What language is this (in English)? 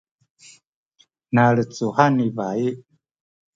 Sakizaya